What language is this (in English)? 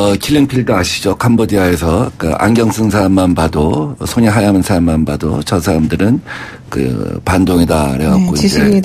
Korean